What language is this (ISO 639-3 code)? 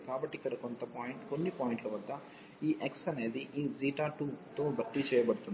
tel